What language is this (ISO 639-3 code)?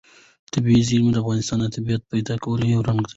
pus